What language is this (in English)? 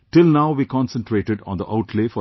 English